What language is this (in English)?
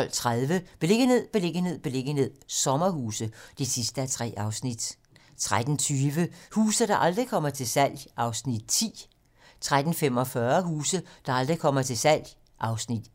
Danish